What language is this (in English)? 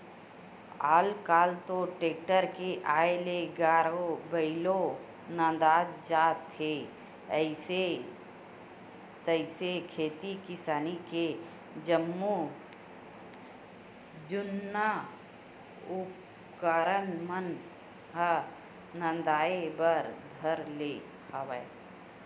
Chhattisgarhi